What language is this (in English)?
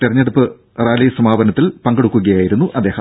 Malayalam